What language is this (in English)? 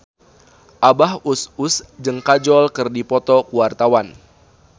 Sundanese